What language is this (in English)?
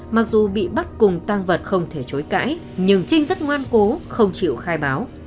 Vietnamese